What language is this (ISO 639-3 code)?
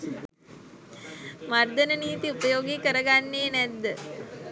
sin